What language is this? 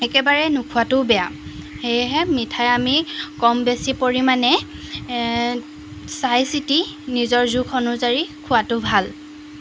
Assamese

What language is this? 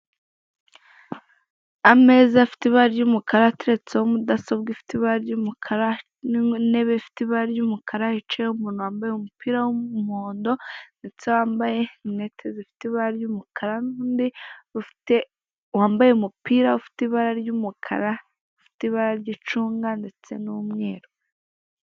Kinyarwanda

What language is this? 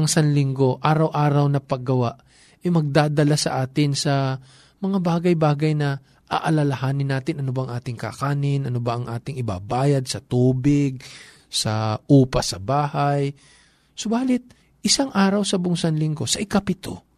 Filipino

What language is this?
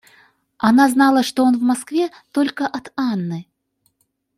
Russian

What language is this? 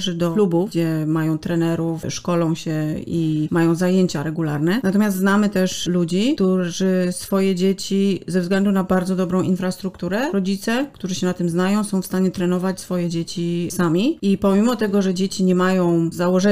Polish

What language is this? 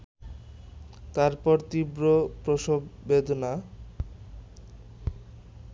Bangla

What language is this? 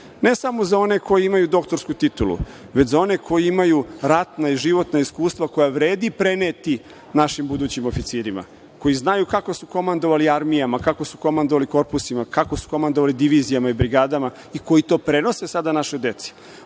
Serbian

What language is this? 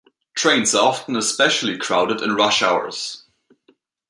English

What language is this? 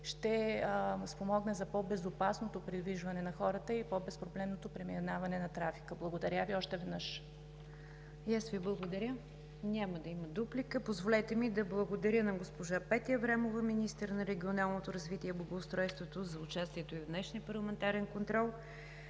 Bulgarian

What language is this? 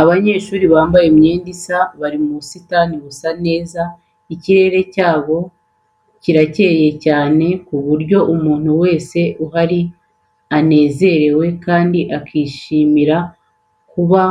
Kinyarwanda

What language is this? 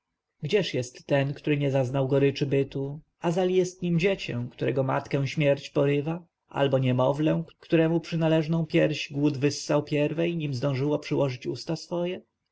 Polish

